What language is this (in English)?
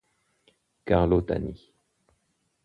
Italian